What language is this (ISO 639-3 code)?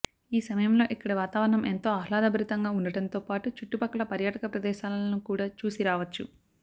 tel